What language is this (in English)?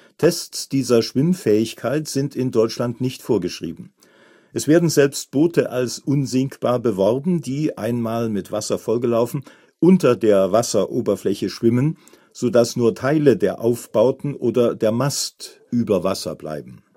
German